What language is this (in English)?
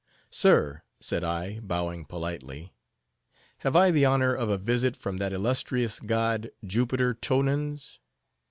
English